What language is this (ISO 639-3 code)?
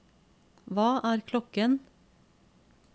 nor